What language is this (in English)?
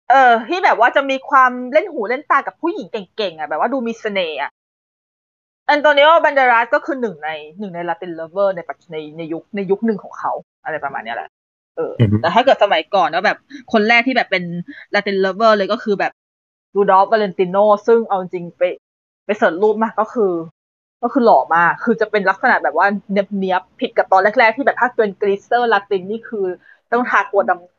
Thai